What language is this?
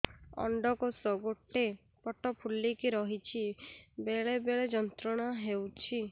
Odia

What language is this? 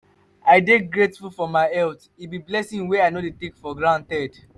Nigerian Pidgin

